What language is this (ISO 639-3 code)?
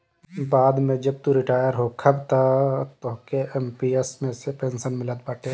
bho